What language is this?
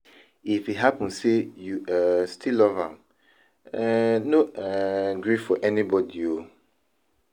Nigerian Pidgin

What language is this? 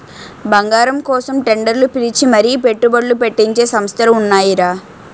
Telugu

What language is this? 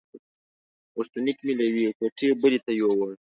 Pashto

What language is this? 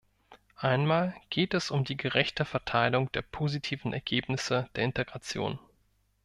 German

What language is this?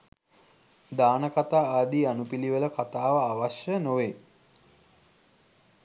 Sinhala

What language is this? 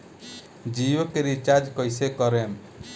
Bhojpuri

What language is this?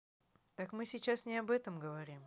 Russian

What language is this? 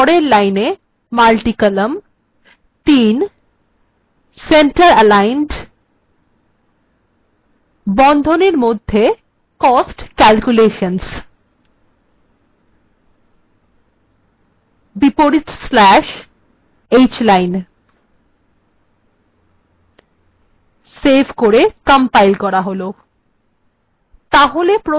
Bangla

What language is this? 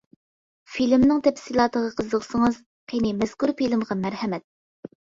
Uyghur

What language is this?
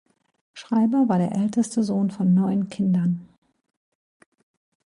German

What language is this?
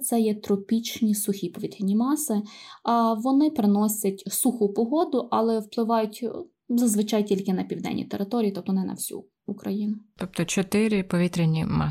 Ukrainian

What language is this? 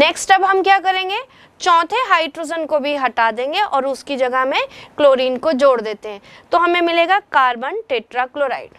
Hindi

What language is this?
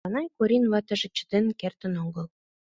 Mari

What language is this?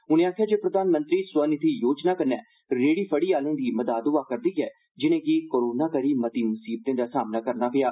Dogri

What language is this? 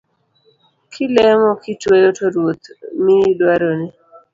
Luo (Kenya and Tanzania)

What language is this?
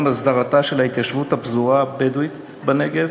Hebrew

